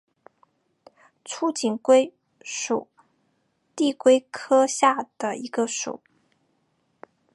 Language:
Chinese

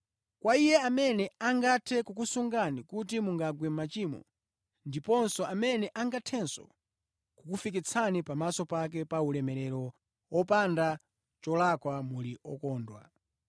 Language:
Nyanja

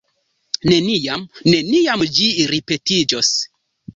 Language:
Esperanto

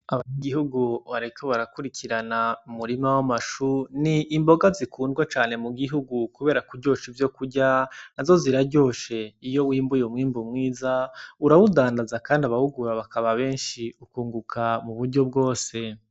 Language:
Rundi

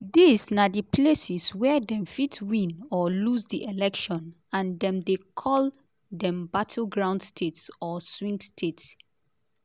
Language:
Nigerian Pidgin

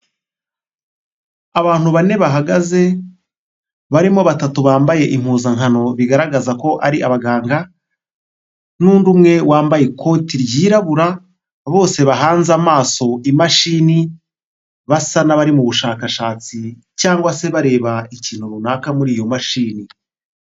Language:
Kinyarwanda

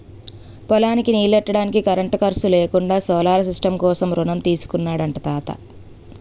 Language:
Telugu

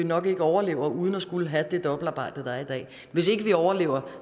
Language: Danish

